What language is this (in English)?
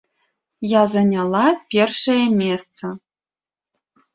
Belarusian